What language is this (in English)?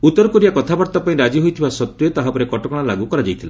Odia